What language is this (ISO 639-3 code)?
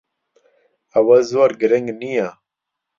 ckb